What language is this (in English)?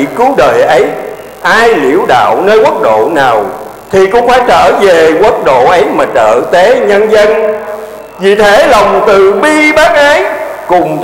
Vietnamese